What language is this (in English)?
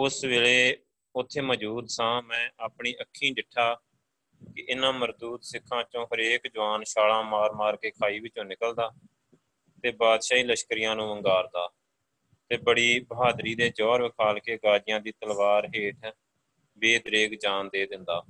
Punjabi